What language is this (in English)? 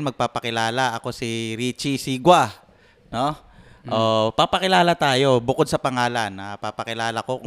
Filipino